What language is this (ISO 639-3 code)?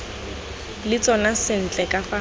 tsn